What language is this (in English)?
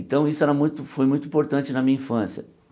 Portuguese